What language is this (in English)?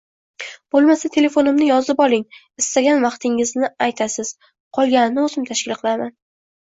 Uzbek